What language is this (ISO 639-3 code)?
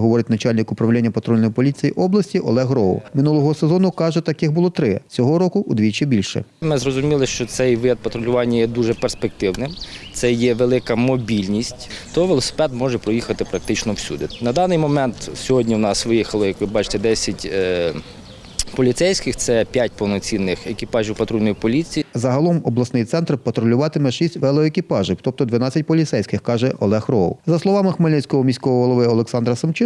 ukr